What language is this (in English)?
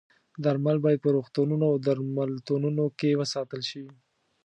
Pashto